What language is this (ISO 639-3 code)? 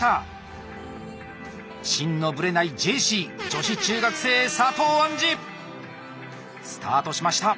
jpn